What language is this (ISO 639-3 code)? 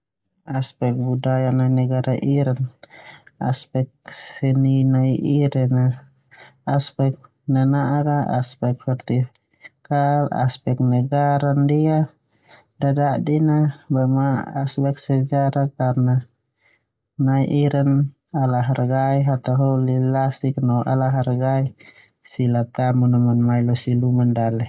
twu